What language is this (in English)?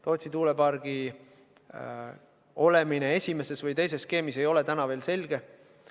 Estonian